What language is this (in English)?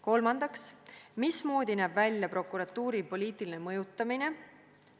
Estonian